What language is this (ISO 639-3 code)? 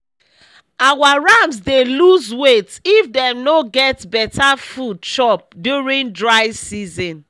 pcm